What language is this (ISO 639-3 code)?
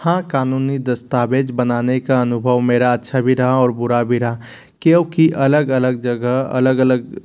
hin